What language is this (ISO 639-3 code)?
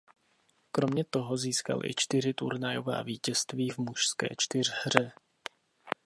ces